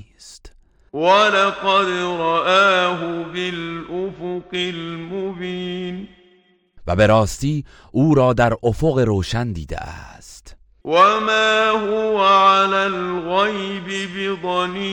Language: Persian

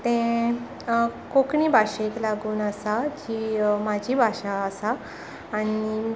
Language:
Konkani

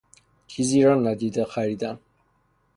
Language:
Persian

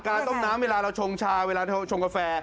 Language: Thai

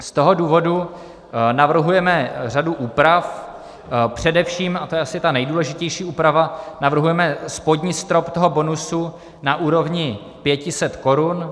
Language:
Czech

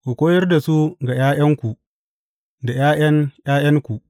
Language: Hausa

